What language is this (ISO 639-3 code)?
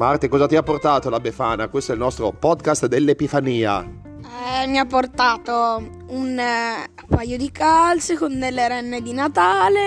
ita